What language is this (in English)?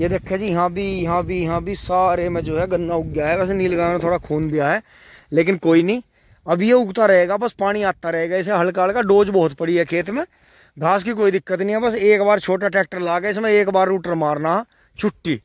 Hindi